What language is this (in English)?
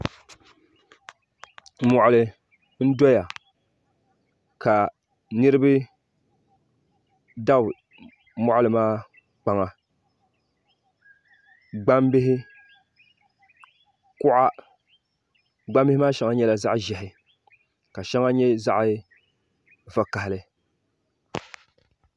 Dagbani